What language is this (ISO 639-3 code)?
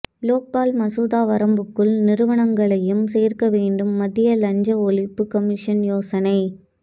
tam